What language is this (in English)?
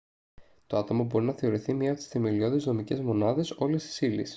Greek